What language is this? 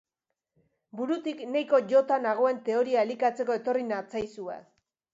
Basque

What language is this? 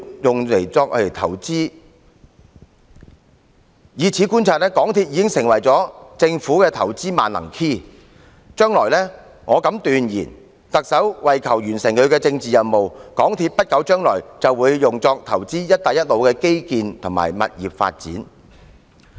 Cantonese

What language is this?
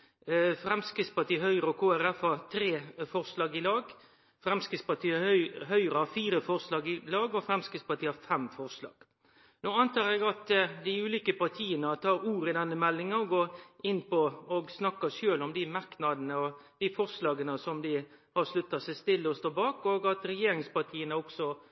Norwegian Nynorsk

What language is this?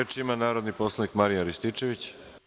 Serbian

